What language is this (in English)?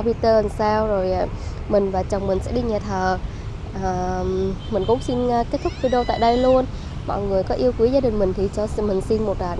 Vietnamese